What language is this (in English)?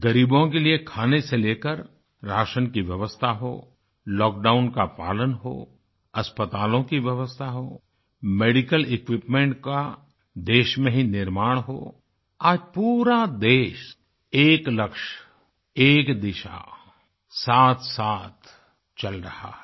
Hindi